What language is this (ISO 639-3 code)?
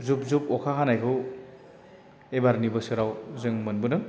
brx